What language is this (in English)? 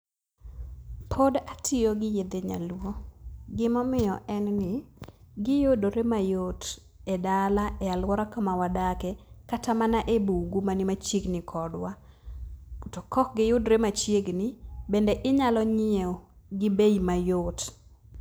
Luo (Kenya and Tanzania)